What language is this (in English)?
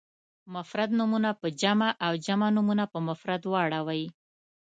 Pashto